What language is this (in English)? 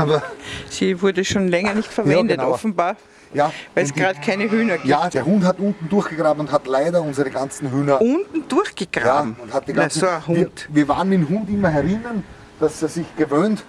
German